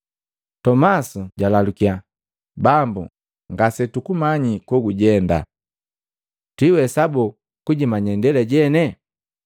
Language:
Matengo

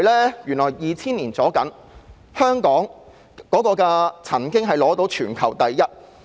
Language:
Cantonese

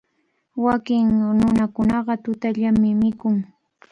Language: Cajatambo North Lima Quechua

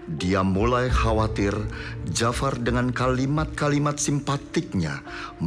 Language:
Indonesian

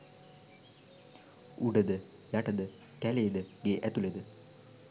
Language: Sinhala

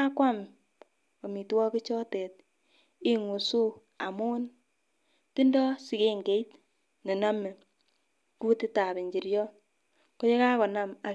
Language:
Kalenjin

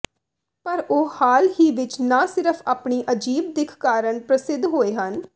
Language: Punjabi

